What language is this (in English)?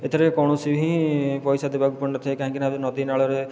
Odia